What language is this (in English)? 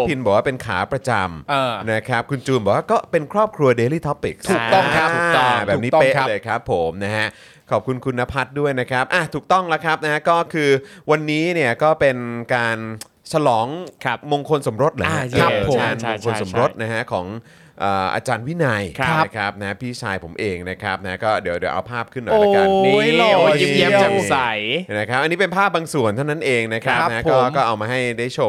Thai